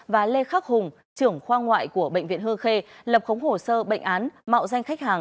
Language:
Vietnamese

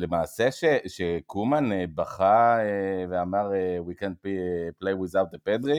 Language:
Hebrew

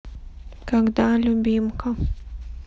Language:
Russian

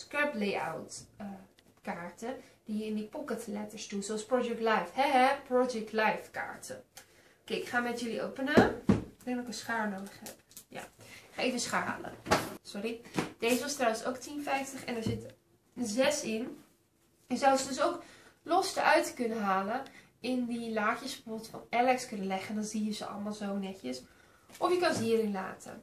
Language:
Dutch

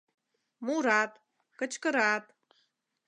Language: Mari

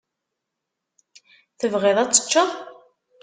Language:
Kabyle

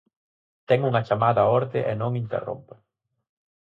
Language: Galician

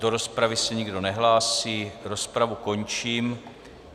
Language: Czech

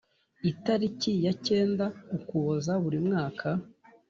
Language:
Kinyarwanda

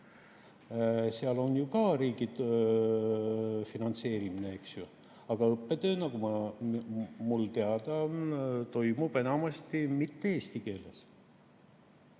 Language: Estonian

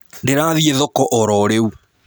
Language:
Kikuyu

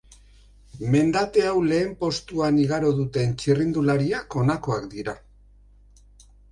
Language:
Basque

